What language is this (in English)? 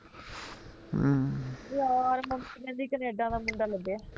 Punjabi